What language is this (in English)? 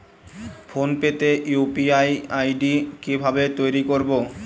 Bangla